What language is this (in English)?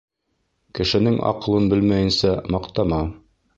Bashkir